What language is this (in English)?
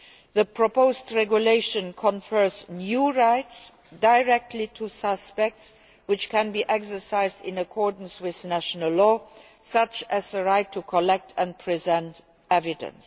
English